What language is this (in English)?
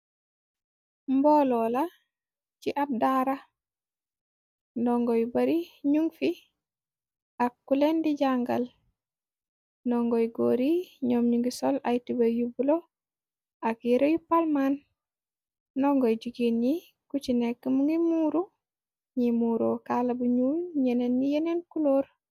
Wolof